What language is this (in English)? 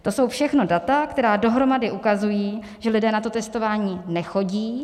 Czech